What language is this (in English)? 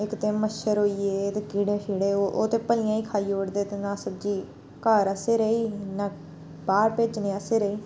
Dogri